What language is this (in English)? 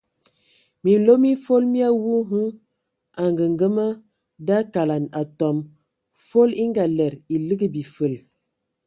Ewondo